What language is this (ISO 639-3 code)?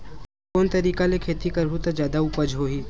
hne